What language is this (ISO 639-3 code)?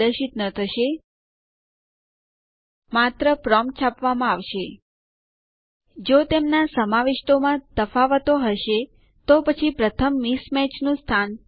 guj